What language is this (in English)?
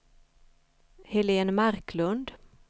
Swedish